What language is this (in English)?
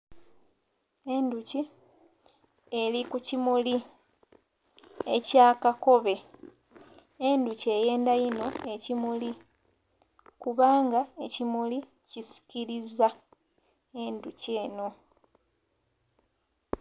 Soga